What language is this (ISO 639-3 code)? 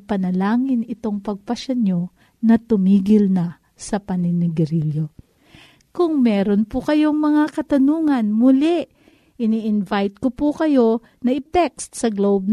fil